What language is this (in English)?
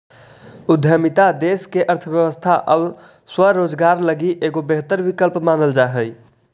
Magahi